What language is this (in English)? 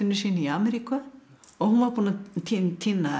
Icelandic